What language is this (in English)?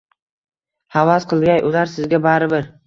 Uzbek